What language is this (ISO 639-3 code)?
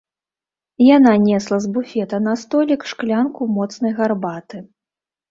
bel